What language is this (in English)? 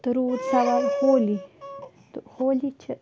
Kashmiri